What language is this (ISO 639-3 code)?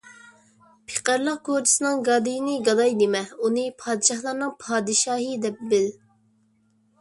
uig